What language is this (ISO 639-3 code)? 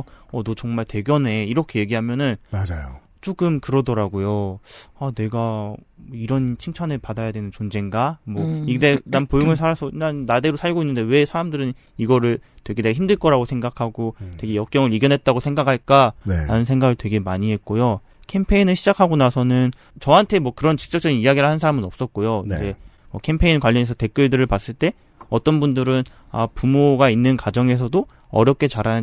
kor